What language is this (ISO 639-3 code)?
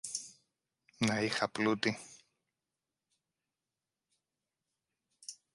ell